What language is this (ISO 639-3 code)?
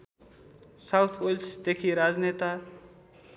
nep